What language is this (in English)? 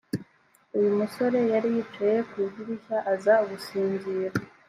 Kinyarwanda